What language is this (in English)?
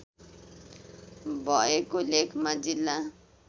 Nepali